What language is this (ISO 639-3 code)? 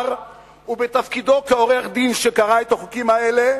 heb